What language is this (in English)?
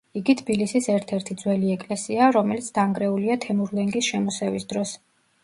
Georgian